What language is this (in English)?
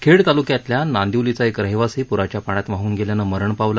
Marathi